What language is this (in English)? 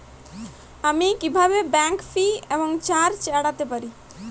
Bangla